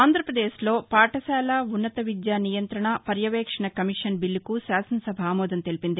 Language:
Telugu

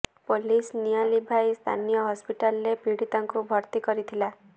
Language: Odia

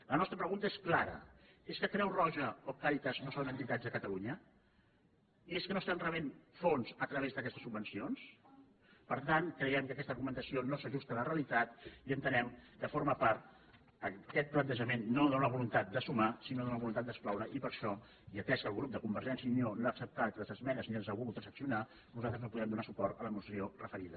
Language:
Catalan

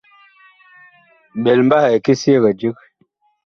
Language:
Bakoko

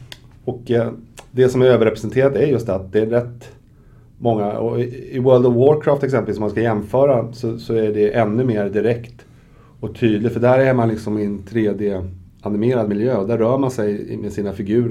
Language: Swedish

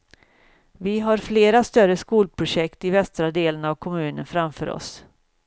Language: Swedish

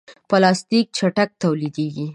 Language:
Pashto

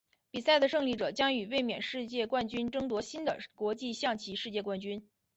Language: Chinese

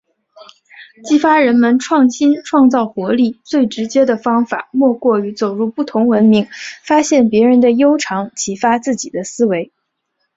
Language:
Chinese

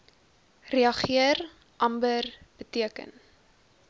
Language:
Afrikaans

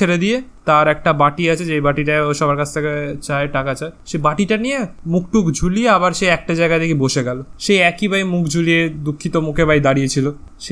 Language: Bangla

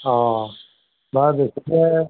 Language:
Assamese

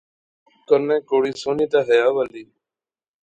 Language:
Pahari-Potwari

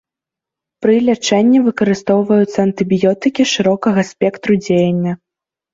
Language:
Belarusian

